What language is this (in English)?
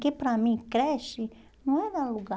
Portuguese